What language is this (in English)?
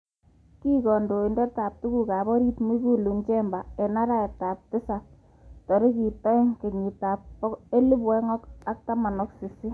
Kalenjin